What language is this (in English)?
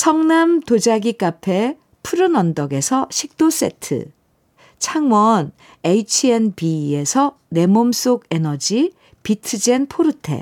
Korean